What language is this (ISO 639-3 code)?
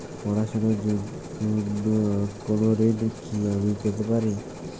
ben